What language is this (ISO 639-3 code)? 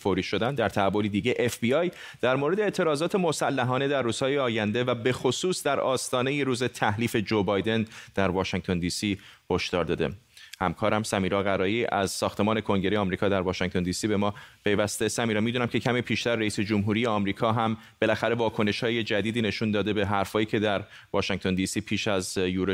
fas